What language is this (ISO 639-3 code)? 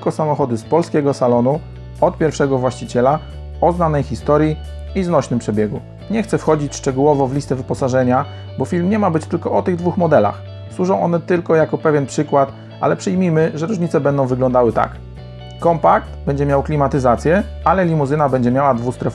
pol